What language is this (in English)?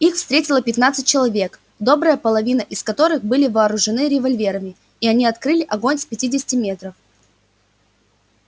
Russian